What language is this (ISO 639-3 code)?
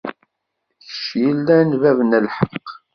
kab